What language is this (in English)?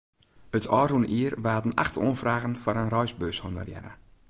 Western Frisian